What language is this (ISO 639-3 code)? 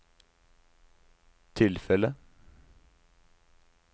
nor